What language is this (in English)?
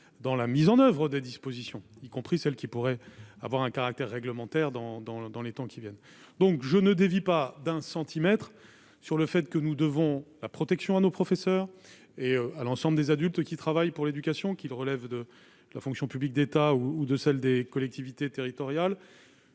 French